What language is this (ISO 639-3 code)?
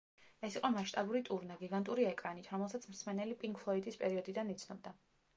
kat